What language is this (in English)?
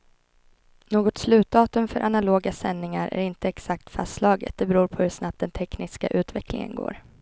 Swedish